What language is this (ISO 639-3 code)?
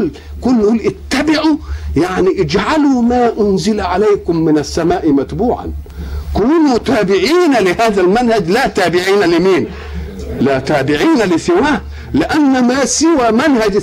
ara